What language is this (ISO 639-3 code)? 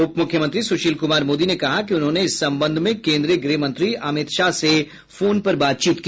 hin